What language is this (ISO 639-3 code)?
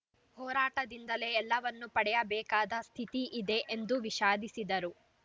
kan